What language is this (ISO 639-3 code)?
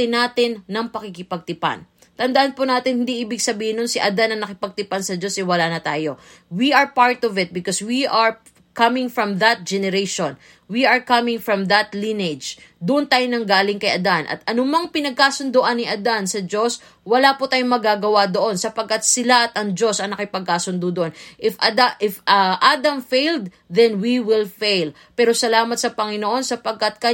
fil